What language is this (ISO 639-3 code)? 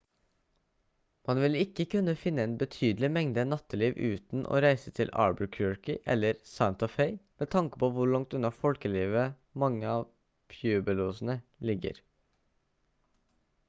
nob